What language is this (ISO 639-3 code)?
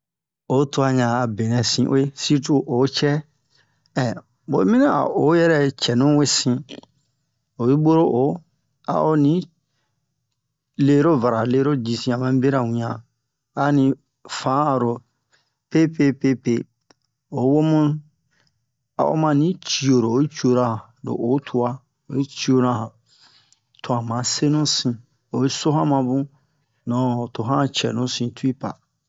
bmq